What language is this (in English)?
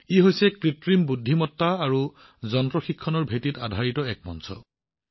Assamese